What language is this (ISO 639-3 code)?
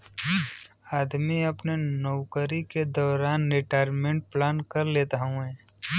bho